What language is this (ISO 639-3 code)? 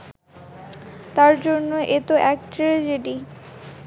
ben